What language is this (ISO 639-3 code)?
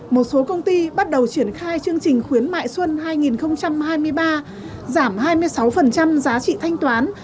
vie